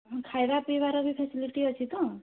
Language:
Odia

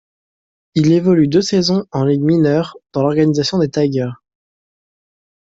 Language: French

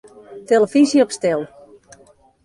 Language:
Western Frisian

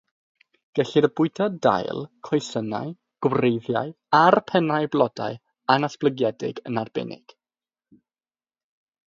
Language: Welsh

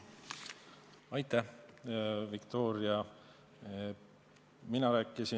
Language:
Estonian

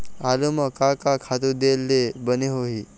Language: Chhattisgarhi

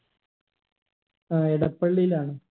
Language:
Malayalam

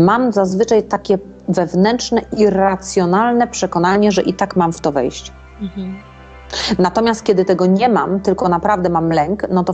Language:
Polish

